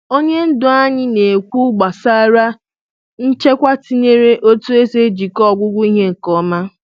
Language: Igbo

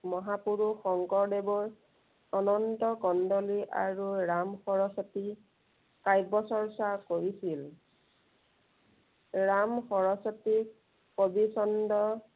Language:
Assamese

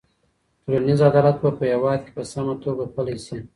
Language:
Pashto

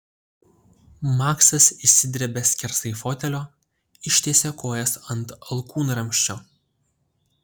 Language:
Lithuanian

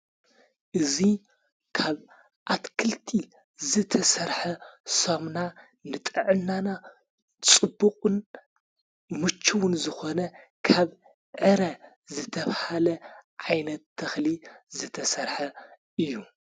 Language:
Tigrinya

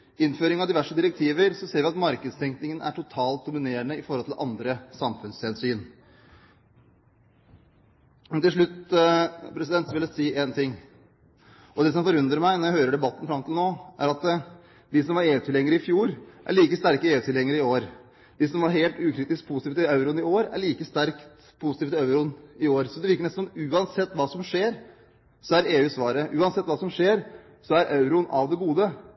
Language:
Norwegian Bokmål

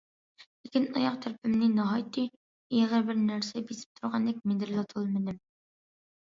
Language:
Uyghur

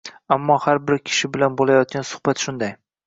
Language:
Uzbek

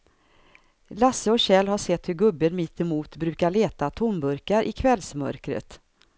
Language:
Swedish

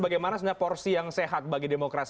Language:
Indonesian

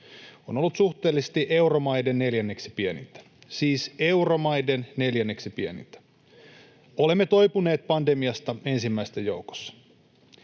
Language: Finnish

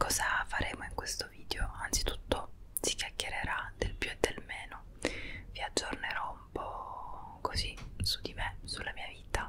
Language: Italian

